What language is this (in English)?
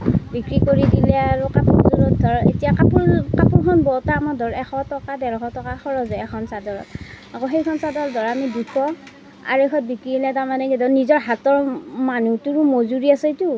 Assamese